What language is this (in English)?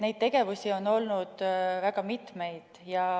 Estonian